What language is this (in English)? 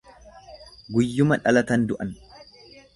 Oromo